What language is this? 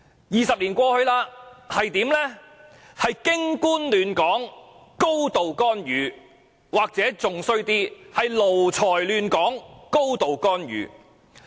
Cantonese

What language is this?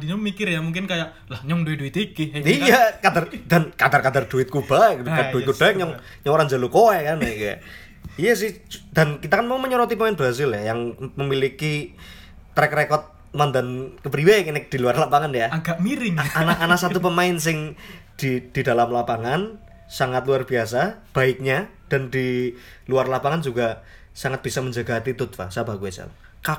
Indonesian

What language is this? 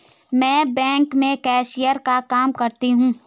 Hindi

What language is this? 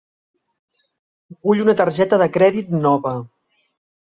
Catalan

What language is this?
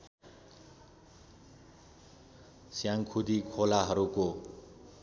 Nepali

